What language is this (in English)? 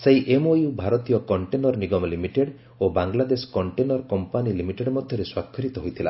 Odia